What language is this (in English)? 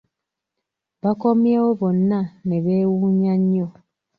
Ganda